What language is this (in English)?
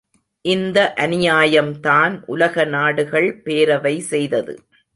Tamil